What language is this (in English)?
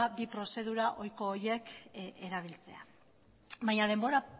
Basque